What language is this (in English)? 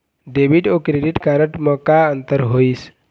Chhattisgarhi